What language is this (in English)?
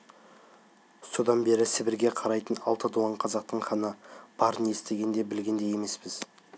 Kazakh